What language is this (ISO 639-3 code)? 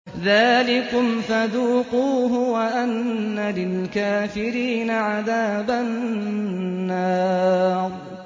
ara